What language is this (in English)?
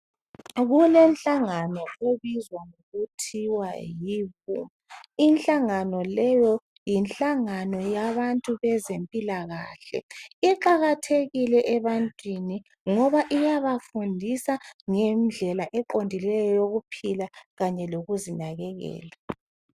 North Ndebele